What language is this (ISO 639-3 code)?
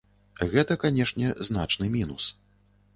bel